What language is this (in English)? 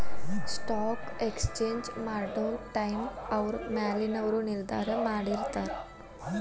Kannada